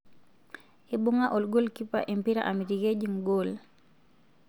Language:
Masai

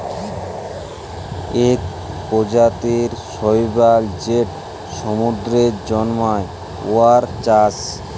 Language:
Bangla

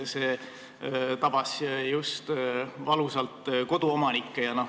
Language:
Estonian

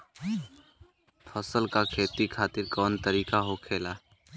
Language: Bhojpuri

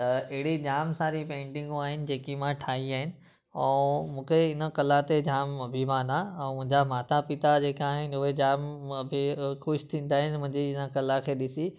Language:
Sindhi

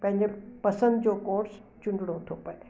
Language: Sindhi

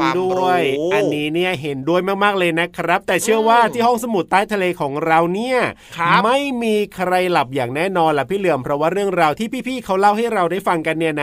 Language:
Thai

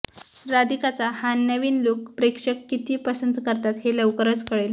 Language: Marathi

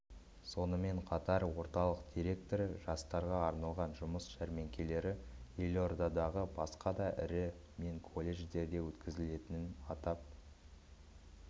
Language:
Kazakh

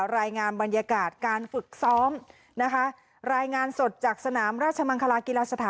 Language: Thai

